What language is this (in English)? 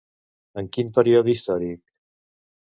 Catalan